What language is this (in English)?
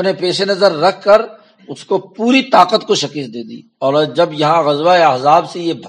Urdu